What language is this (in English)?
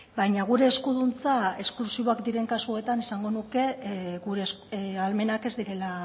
Basque